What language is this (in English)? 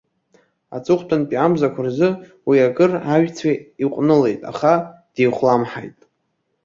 Abkhazian